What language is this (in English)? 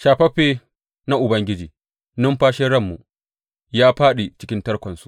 Hausa